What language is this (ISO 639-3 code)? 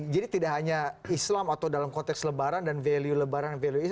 ind